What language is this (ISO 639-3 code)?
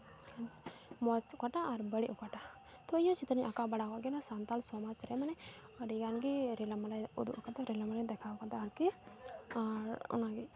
sat